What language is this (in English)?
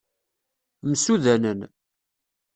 Kabyle